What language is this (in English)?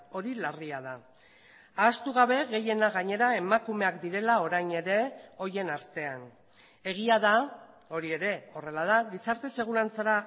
Basque